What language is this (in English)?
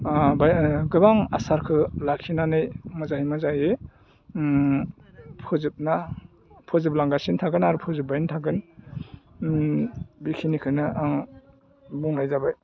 Bodo